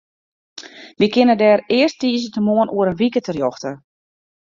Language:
Western Frisian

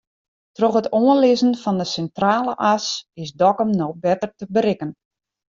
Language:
Western Frisian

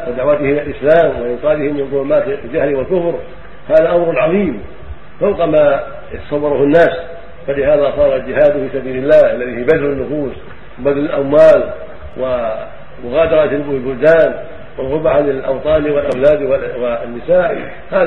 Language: Arabic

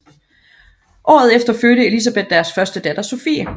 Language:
Danish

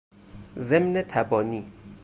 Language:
Persian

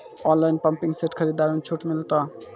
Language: Maithili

